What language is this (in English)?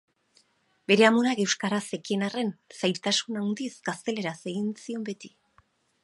Basque